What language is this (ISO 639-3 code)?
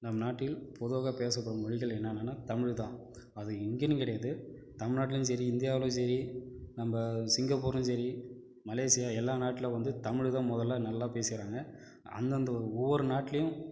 tam